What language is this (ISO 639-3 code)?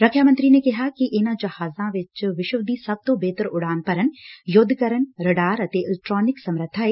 pan